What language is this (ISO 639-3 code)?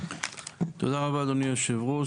heb